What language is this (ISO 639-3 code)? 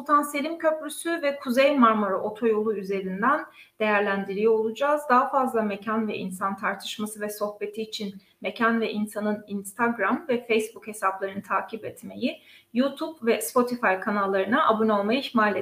tur